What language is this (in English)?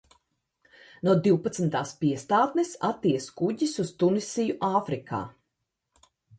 Latvian